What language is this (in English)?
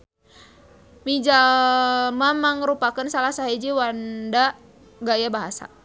Sundanese